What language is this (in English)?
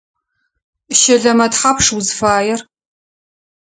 Adyghe